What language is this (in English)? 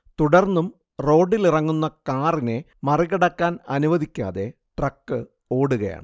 Malayalam